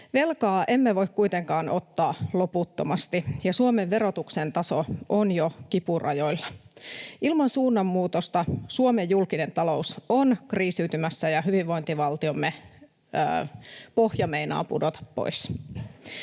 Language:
Finnish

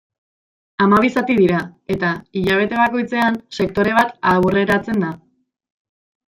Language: Basque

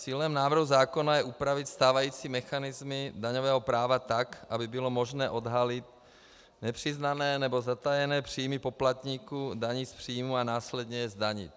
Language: Czech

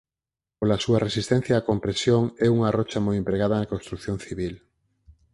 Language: Galician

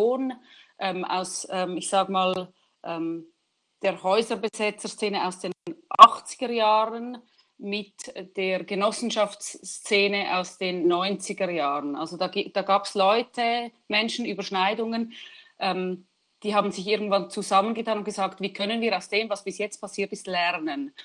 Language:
German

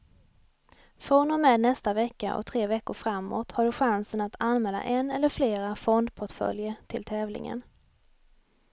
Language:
Swedish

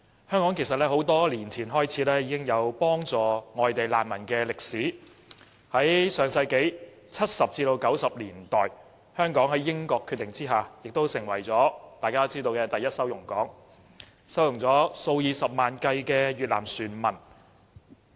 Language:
Cantonese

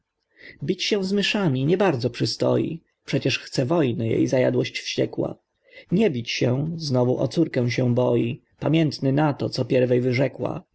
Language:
Polish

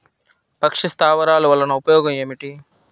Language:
Telugu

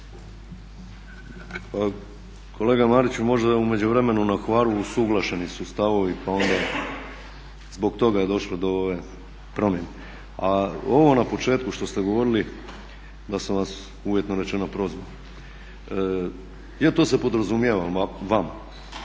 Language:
Croatian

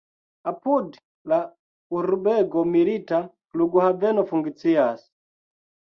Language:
Esperanto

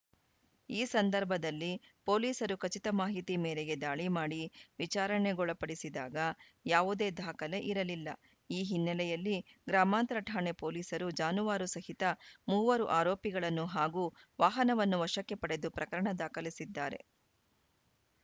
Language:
Kannada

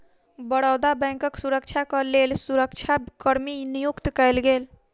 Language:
Maithili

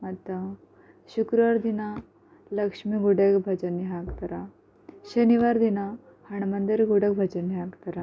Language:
Kannada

